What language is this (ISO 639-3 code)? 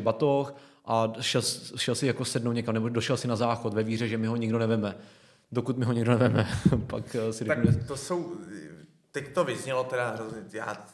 ces